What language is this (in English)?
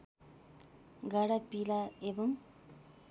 Nepali